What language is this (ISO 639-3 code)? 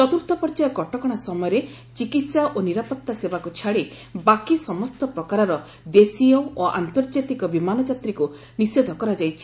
ori